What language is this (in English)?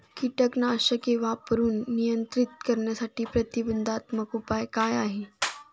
Marathi